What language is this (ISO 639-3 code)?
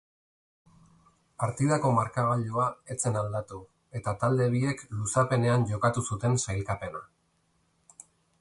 eus